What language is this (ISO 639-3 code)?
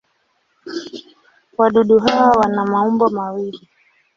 swa